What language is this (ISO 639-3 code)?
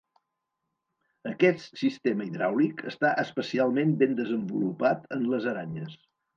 cat